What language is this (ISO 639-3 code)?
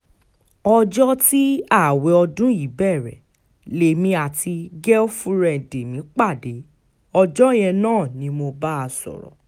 yor